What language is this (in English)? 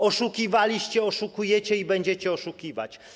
Polish